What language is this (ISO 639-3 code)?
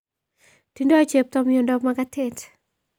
kln